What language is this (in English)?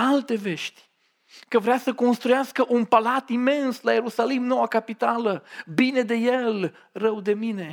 Romanian